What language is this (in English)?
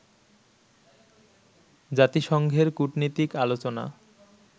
Bangla